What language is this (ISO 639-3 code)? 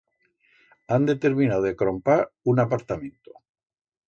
arg